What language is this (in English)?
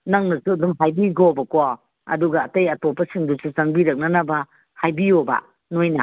Manipuri